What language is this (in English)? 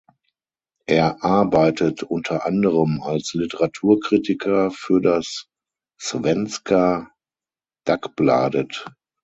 German